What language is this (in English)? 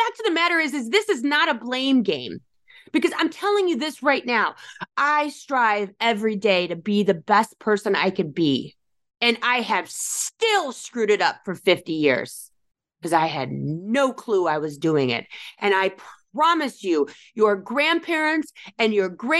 English